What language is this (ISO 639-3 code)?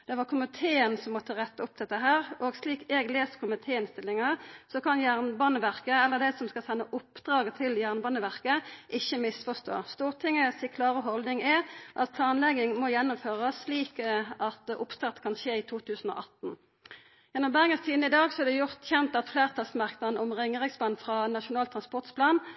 nno